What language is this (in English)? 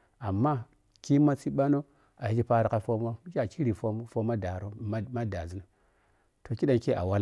Piya-Kwonci